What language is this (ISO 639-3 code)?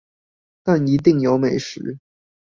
zho